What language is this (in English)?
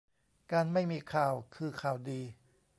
Thai